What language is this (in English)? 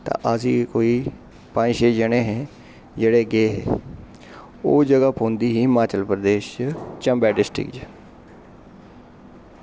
Dogri